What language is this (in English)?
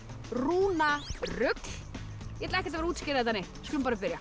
Icelandic